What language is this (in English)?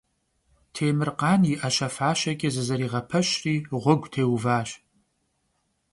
Kabardian